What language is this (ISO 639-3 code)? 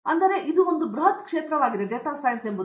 kan